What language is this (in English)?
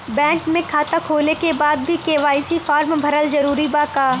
Bhojpuri